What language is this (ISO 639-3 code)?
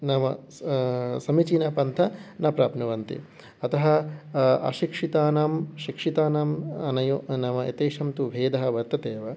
san